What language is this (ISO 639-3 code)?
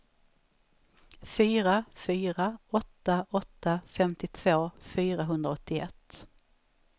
swe